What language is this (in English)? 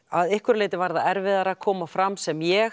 Icelandic